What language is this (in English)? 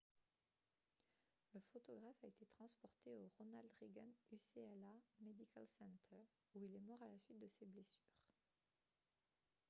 French